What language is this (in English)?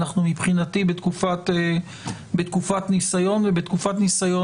Hebrew